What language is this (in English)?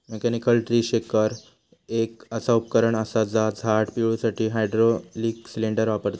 Marathi